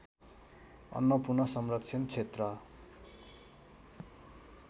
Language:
Nepali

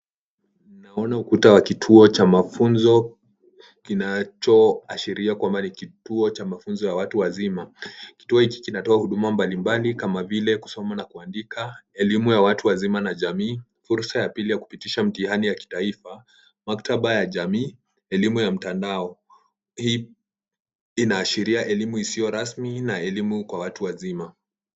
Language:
Swahili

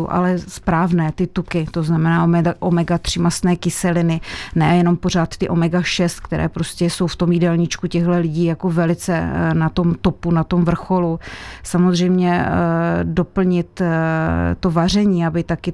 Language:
Czech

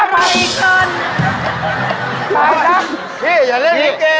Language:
Thai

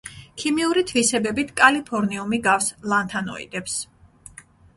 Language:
Georgian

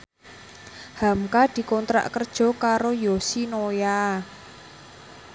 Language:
Javanese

